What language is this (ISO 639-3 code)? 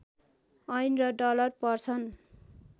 nep